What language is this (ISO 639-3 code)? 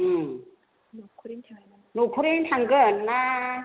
brx